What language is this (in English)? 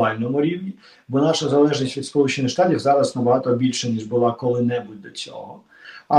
Ukrainian